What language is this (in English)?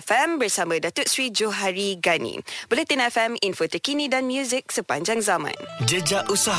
Malay